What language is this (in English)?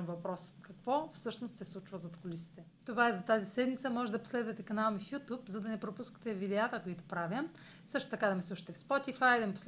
Bulgarian